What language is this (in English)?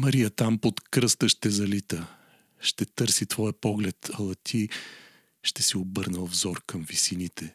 Bulgarian